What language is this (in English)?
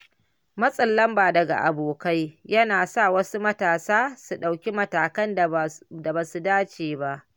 Hausa